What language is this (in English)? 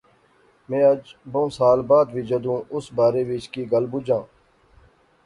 Pahari-Potwari